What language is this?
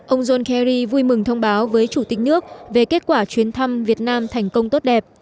Vietnamese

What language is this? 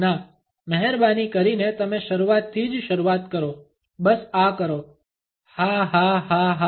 Gujarati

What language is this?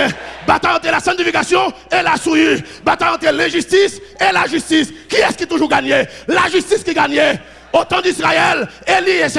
French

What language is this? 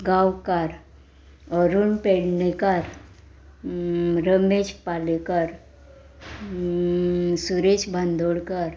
Konkani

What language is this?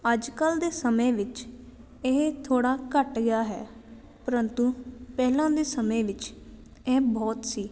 Punjabi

